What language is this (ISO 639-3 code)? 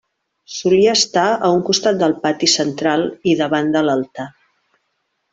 cat